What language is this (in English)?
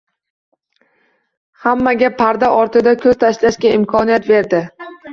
Uzbek